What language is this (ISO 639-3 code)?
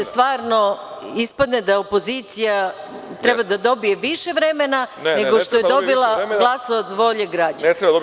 srp